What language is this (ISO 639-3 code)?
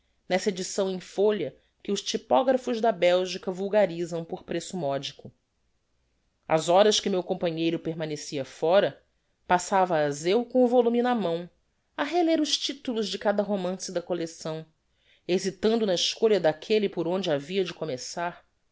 por